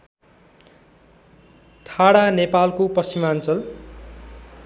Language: Nepali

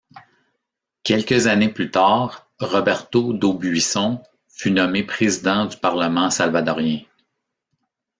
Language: French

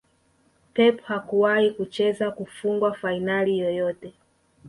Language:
Swahili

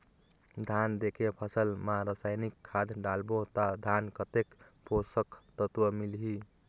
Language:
Chhattisgarhi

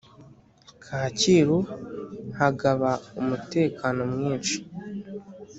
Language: Kinyarwanda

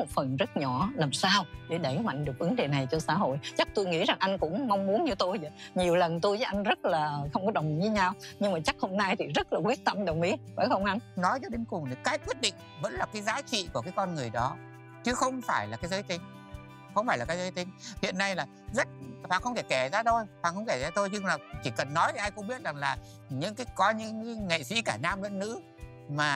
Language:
Vietnamese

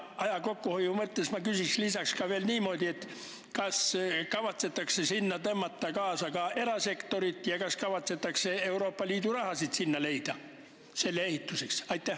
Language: Estonian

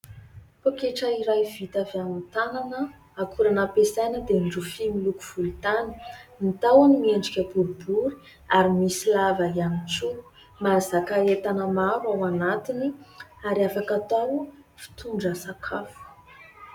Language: Malagasy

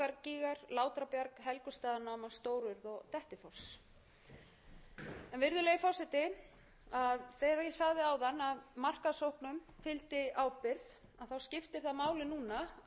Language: Icelandic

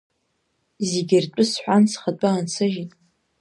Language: Abkhazian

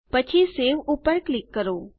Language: Gujarati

